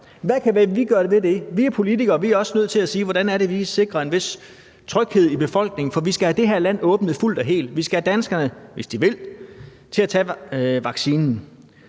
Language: Danish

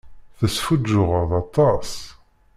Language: Kabyle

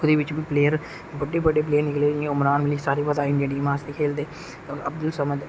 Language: Dogri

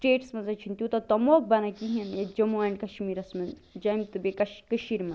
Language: Kashmiri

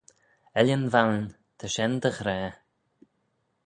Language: Manx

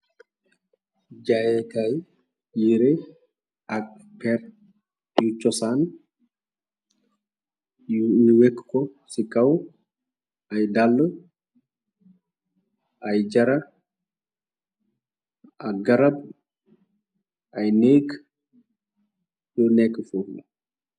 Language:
Wolof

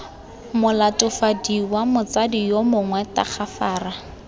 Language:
Tswana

